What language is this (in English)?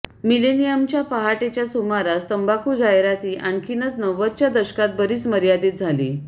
Marathi